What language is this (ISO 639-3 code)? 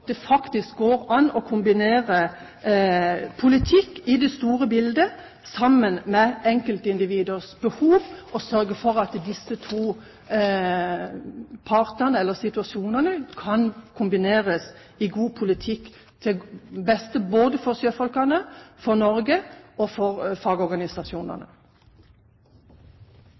nob